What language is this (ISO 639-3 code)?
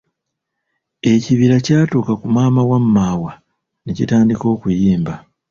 lug